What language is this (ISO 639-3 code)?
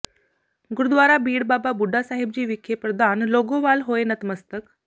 pan